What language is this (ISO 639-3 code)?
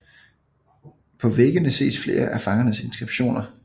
dan